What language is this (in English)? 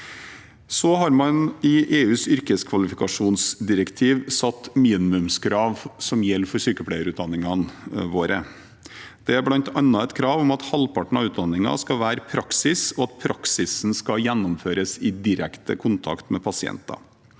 Norwegian